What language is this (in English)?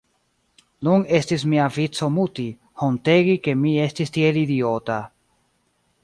Esperanto